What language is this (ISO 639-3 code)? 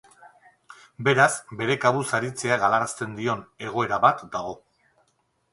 eus